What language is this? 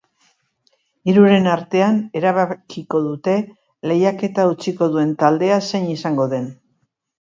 Basque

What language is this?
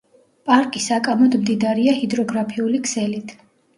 Georgian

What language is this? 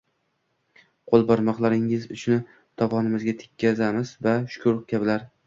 Uzbek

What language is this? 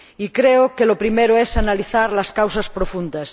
Spanish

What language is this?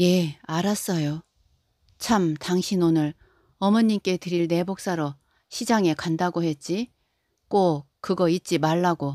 Korean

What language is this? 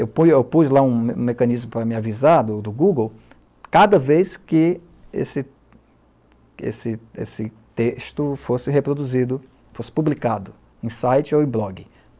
Portuguese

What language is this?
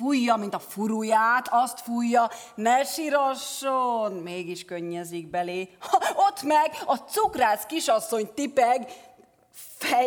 Hungarian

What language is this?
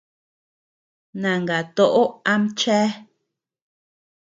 Tepeuxila Cuicatec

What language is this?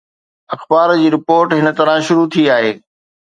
Sindhi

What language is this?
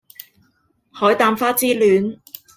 Cantonese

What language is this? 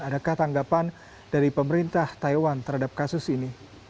Indonesian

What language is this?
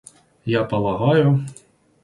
Russian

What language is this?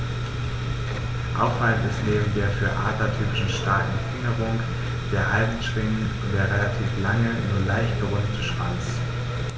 German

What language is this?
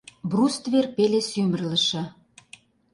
Mari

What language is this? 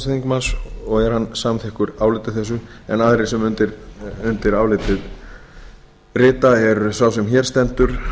Icelandic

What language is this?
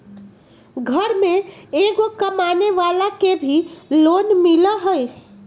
Magahi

